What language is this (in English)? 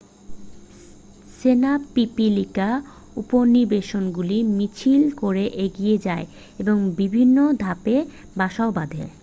Bangla